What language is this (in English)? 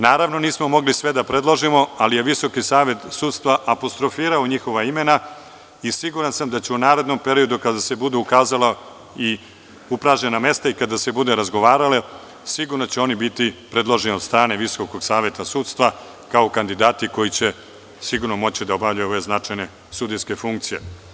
Serbian